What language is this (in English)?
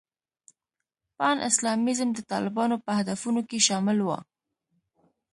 Pashto